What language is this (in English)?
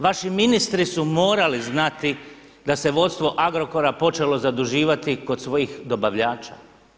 Croatian